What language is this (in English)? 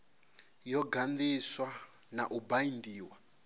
Venda